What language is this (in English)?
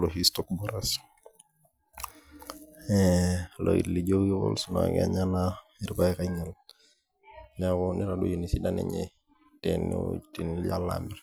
Masai